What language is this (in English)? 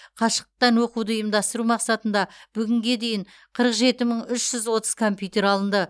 Kazakh